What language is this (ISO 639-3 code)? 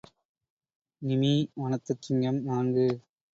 tam